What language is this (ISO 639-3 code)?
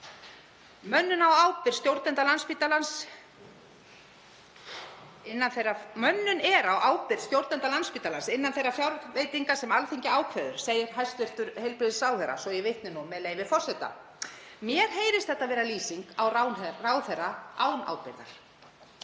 isl